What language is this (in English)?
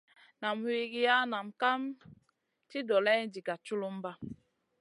Masana